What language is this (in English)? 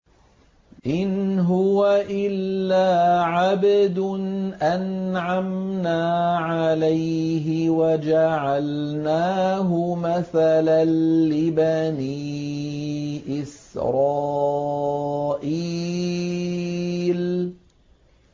Arabic